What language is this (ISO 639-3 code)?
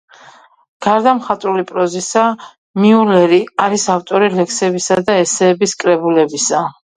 kat